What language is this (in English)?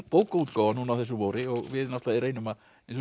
Icelandic